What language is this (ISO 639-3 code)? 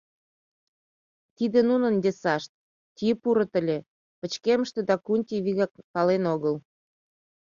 chm